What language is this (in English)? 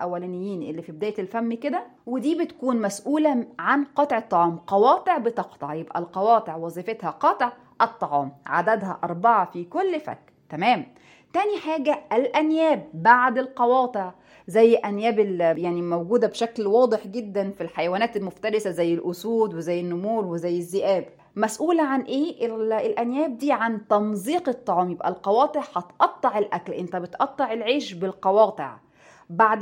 Arabic